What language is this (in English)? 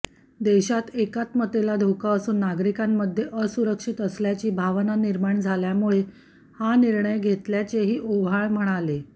Marathi